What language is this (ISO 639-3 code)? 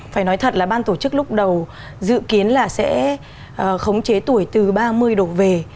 vie